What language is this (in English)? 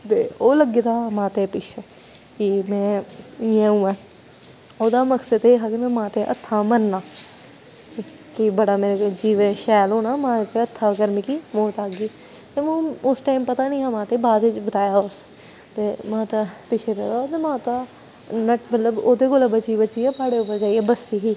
Dogri